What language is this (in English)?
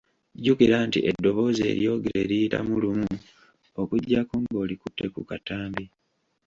Ganda